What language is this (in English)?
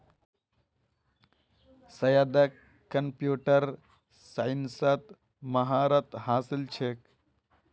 Magahi